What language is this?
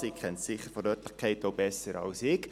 Swiss German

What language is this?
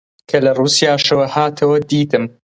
Central Kurdish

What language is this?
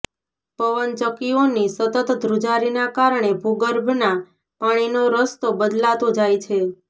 Gujarati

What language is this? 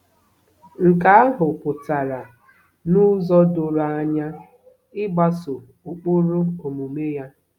Igbo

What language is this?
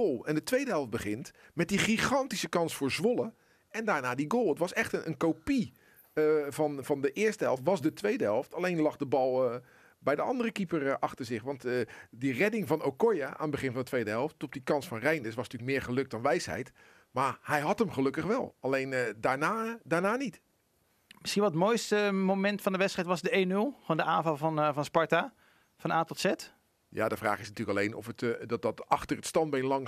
Dutch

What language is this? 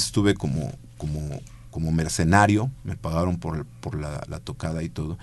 Spanish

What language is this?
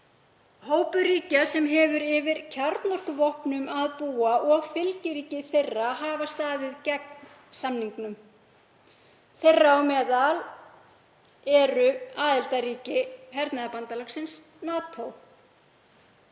Icelandic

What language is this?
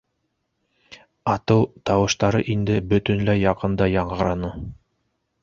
Bashkir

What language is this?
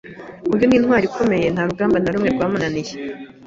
Kinyarwanda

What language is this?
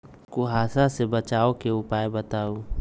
Magahi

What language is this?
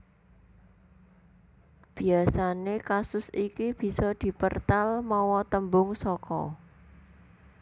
Javanese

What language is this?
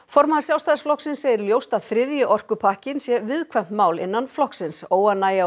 Icelandic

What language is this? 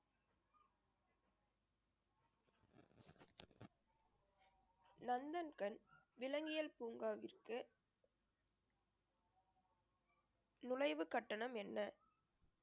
Tamil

